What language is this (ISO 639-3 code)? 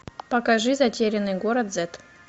rus